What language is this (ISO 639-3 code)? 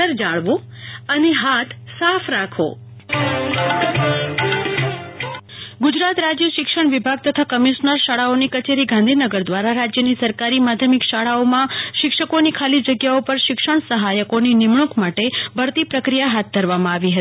guj